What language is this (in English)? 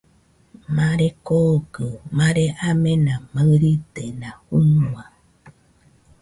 Nüpode Huitoto